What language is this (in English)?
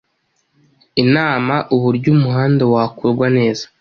Kinyarwanda